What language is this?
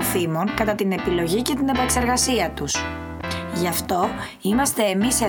Greek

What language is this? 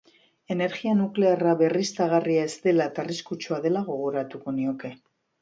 Basque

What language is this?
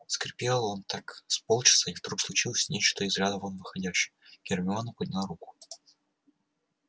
Russian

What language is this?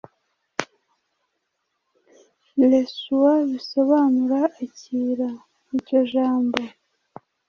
Kinyarwanda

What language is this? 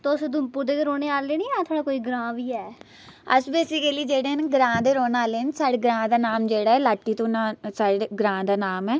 Dogri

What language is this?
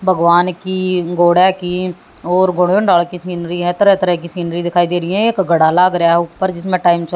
Hindi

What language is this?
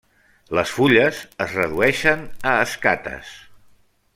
Catalan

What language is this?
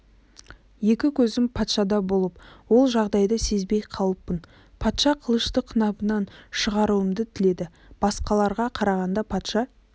Kazakh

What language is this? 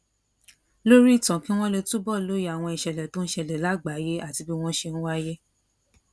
Yoruba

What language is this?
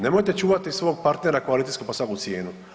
Croatian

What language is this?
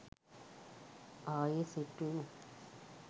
Sinhala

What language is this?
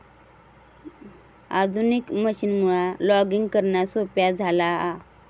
Marathi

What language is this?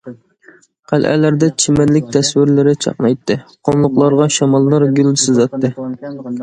Uyghur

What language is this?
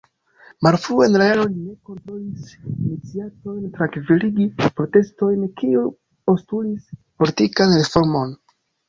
Esperanto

